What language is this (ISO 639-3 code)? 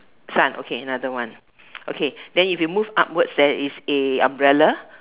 eng